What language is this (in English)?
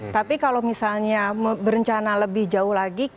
Indonesian